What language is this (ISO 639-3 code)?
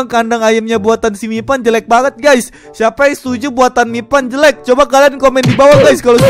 ind